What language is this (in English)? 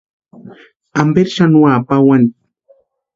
Western Highland Purepecha